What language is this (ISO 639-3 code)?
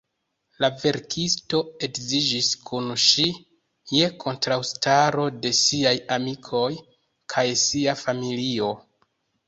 epo